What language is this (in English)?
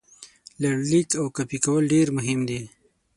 Pashto